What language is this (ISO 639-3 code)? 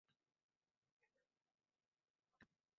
uzb